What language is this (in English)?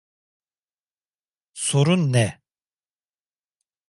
Turkish